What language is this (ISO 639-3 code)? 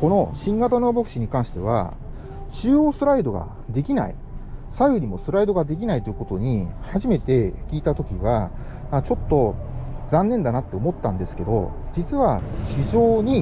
jpn